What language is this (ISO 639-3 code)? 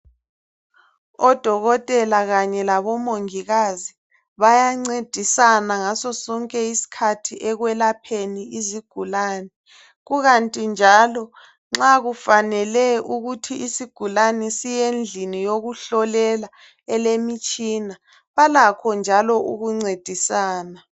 nde